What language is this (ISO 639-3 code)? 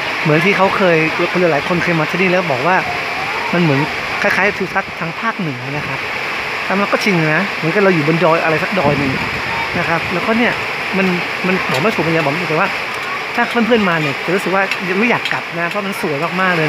tha